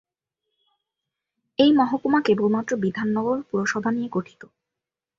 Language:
Bangla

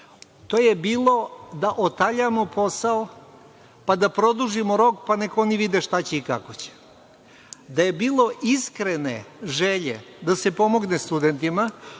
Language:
Serbian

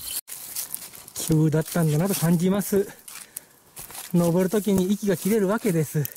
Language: Japanese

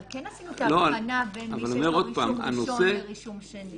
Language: Hebrew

